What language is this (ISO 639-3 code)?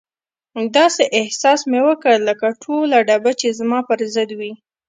pus